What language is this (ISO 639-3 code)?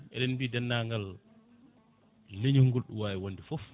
ful